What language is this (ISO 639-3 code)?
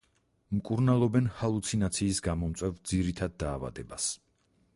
kat